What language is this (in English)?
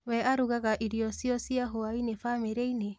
Kikuyu